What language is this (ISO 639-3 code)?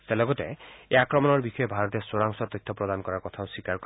asm